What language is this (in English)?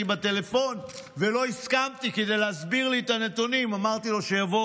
Hebrew